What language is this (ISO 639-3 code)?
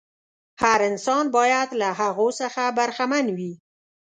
pus